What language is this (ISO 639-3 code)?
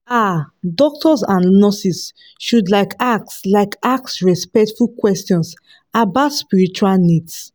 pcm